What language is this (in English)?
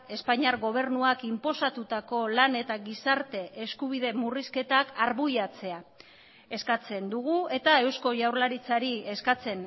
Basque